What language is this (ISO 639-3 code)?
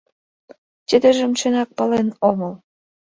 chm